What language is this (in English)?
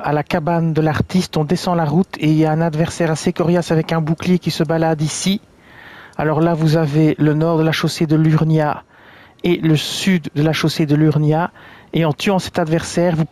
French